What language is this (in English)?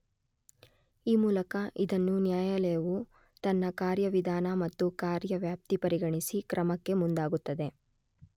Kannada